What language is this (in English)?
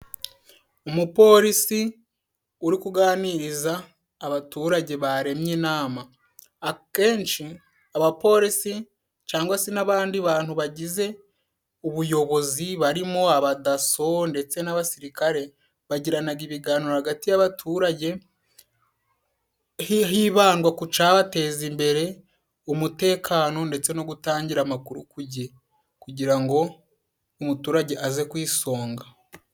Kinyarwanda